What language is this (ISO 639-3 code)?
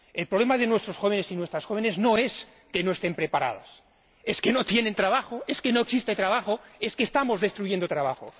spa